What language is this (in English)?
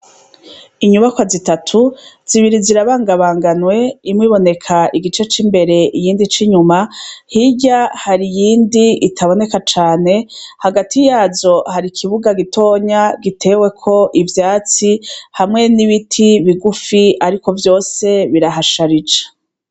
Rundi